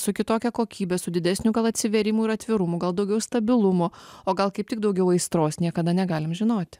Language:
Lithuanian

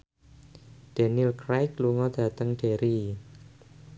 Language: Javanese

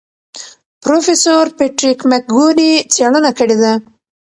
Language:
Pashto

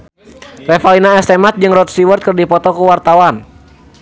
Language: Sundanese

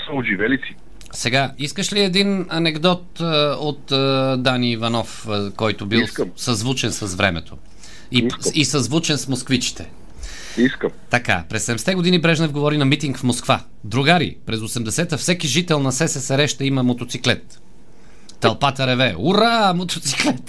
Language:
Bulgarian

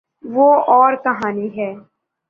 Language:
Urdu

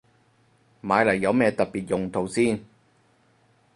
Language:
Cantonese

